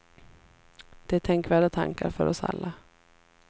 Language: Swedish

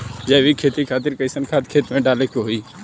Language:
Bhojpuri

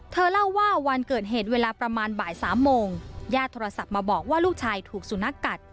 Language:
Thai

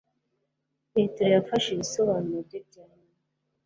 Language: Kinyarwanda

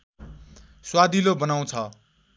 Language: Nepali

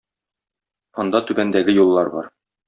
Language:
Tatar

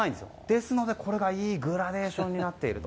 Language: Japanese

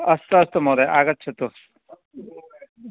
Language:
Sanskrit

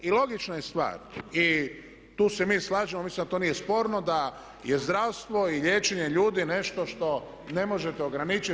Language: Croatian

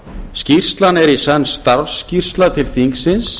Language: Icelandic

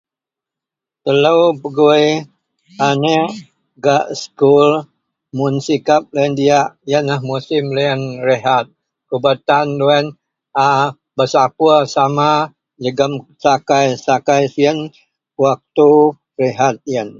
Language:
Central Melanau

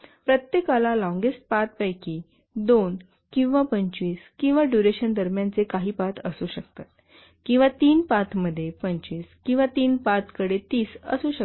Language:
Marathi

